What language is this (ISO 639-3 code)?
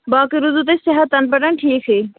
kas